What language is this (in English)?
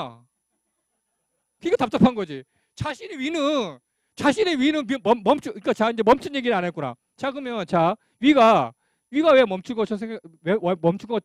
Korean